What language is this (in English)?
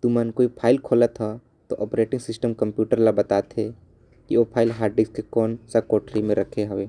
Korwa